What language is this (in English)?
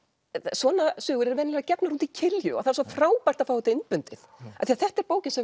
Icelandic